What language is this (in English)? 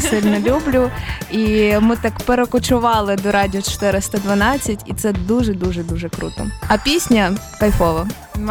Ukrainian